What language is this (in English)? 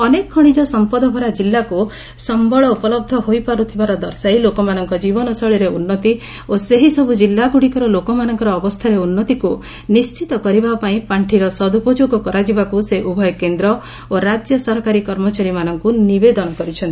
Odia